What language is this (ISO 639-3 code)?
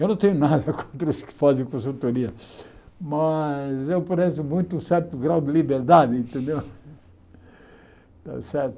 por